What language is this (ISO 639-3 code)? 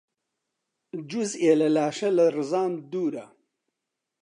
ckb